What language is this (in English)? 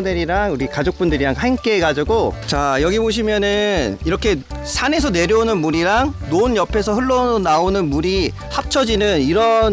Korean